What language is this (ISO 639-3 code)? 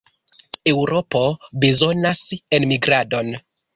epo